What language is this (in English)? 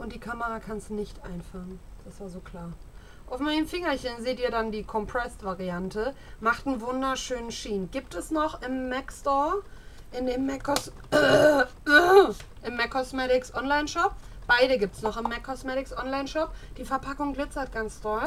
German